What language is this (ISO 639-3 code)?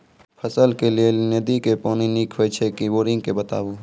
mai